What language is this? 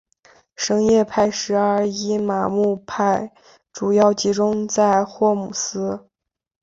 Chinese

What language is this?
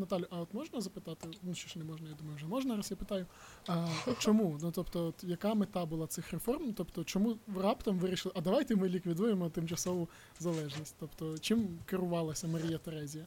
Ukrainian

